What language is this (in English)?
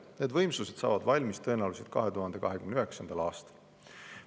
Estonian